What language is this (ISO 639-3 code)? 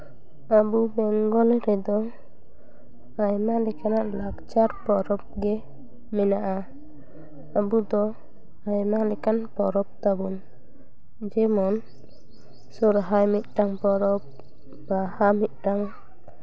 sat